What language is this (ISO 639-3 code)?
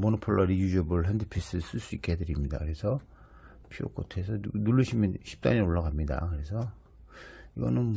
kor